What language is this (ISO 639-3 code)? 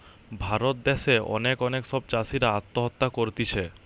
ben